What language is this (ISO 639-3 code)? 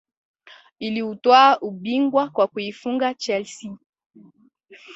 swa